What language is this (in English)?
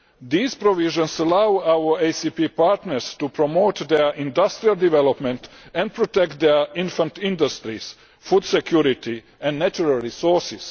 English